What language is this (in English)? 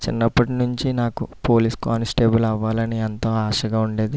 Telugu